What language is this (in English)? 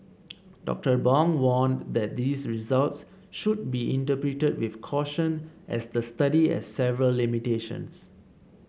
English